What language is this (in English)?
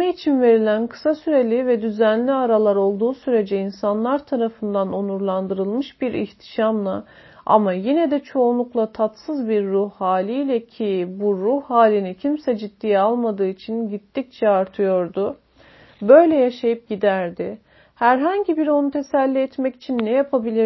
Turkish